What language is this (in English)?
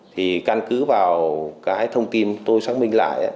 Vietnamese